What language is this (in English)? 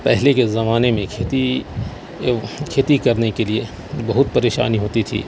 Urdu